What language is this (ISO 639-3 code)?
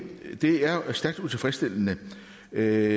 dan